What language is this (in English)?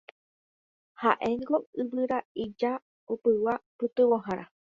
Guarani